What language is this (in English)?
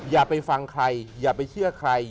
Thai